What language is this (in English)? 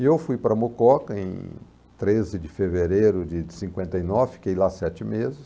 Portuguese